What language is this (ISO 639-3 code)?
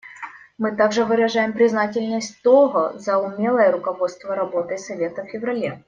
rus